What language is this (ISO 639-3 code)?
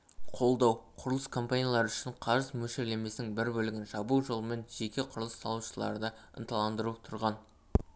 kaz